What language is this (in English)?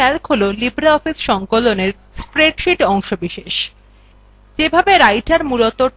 Bangla